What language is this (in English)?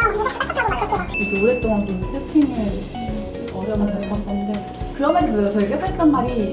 Korean